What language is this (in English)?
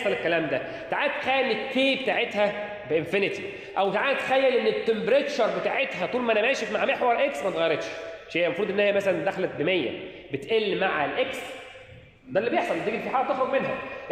Arabic